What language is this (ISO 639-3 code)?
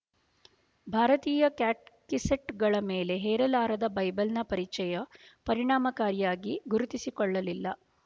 kan